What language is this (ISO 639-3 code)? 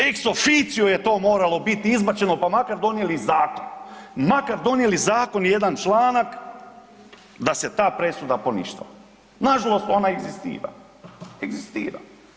hrv